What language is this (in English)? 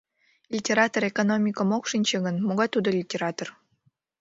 Mari